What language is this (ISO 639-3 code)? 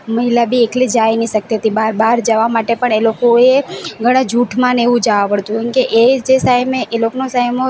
guj